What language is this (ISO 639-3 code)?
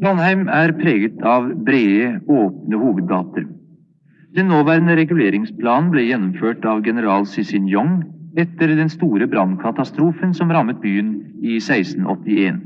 nor